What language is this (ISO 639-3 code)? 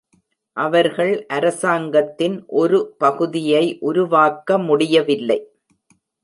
tam